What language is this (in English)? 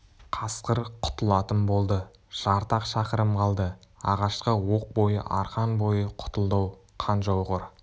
Kazakh